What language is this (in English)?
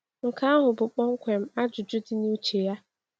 Igbo